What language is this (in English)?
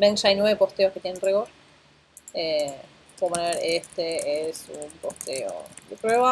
Spanish